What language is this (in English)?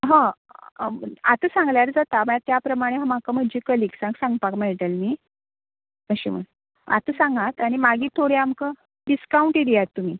Konkani